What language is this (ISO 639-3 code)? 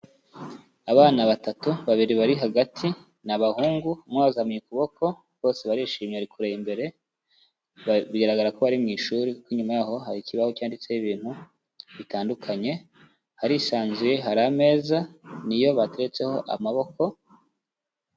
kin